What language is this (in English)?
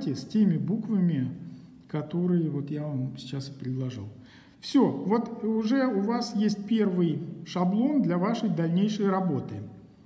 Russian